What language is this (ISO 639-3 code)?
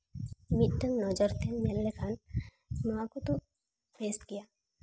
sat